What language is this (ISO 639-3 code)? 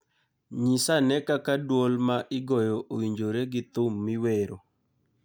luo